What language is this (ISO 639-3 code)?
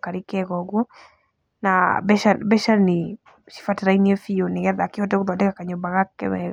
kik